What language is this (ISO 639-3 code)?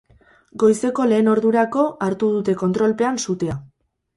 eus